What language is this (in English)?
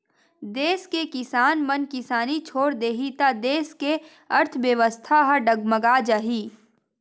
Chhattisgarhi